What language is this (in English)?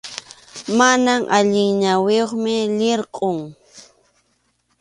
Arequipa-La Unión Quechua